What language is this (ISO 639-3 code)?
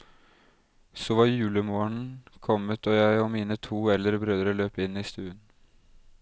nor